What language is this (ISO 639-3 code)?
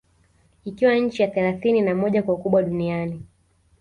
swa